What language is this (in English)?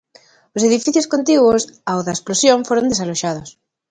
Galician